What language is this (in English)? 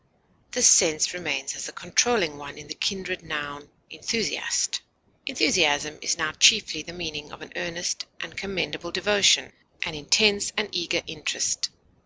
English